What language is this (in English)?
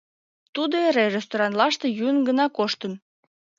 Mari